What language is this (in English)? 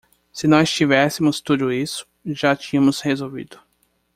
Portuguese